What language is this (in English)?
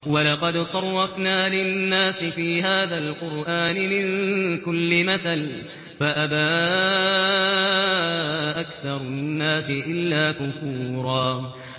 Arabic